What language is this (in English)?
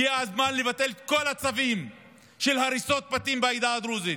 Hebrew